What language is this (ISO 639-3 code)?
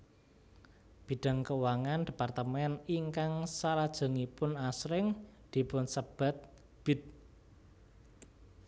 jav